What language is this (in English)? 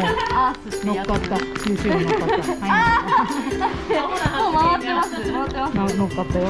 Japanese